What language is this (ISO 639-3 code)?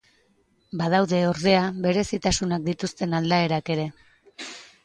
eus